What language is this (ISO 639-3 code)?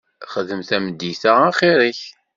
kab